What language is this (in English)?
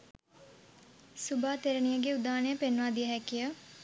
Sinhala